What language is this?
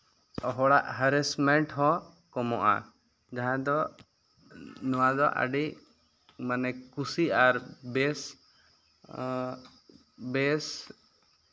Santali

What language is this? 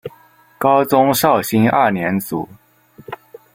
Chinese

